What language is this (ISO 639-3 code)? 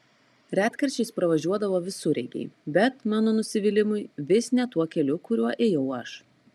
lit